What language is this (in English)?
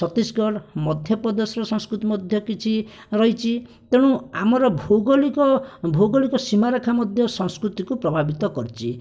Odia